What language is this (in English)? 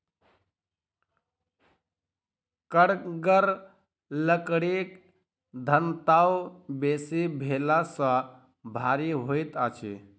Maithili